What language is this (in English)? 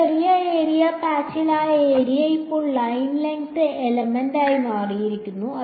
Malayalam